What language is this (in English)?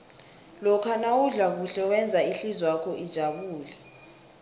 South Ndebele